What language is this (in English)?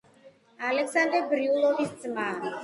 Georgian